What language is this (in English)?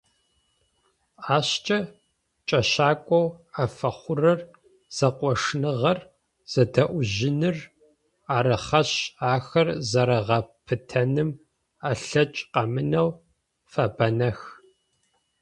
Adyghe